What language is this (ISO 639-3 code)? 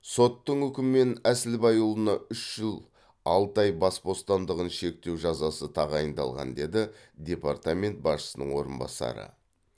kaz